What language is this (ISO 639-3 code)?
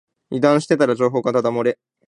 jpn